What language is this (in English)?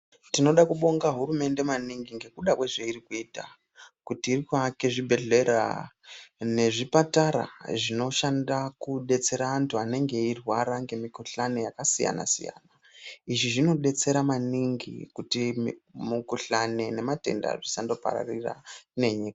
Ndau